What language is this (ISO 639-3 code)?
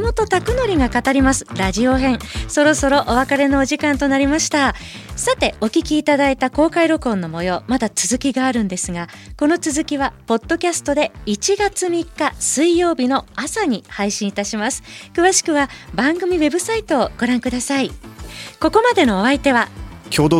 jpn